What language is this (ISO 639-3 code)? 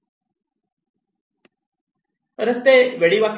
mar